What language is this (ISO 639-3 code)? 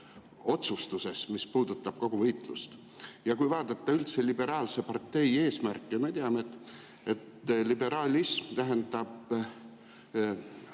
est